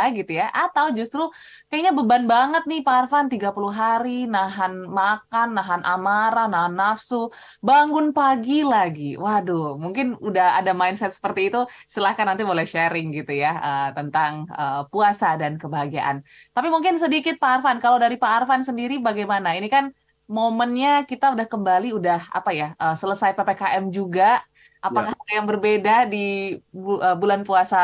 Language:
Indonesian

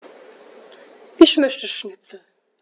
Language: German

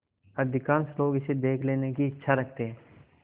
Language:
Hindi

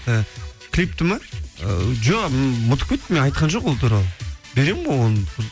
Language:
Kazakh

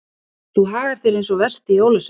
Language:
Icelandic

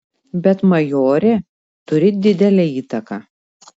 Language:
Lithuanian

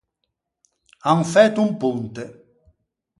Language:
Ligurian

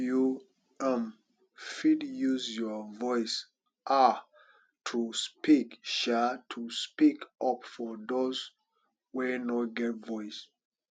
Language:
Nigerian Pidgin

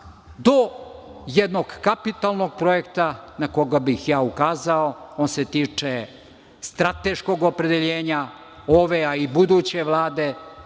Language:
Serbian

